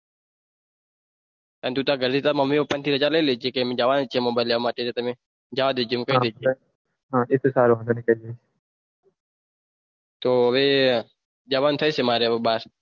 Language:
Gujarati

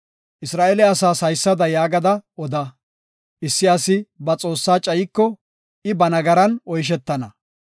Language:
Gofa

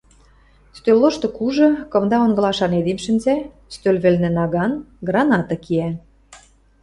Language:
Western Mari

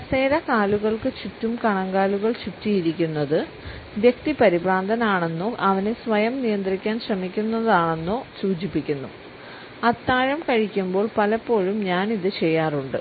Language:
Malayalam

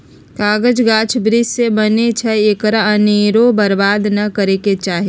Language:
Magahi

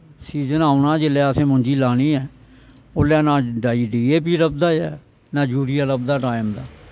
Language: Dogri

